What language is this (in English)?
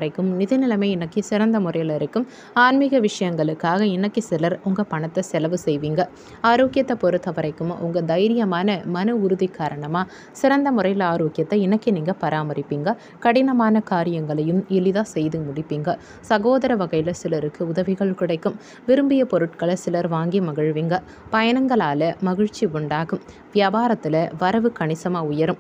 Turkish